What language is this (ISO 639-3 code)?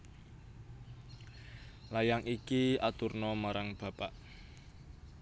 jav